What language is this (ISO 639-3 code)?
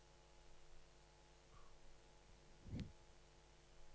nor